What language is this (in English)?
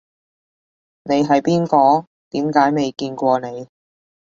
Cantonese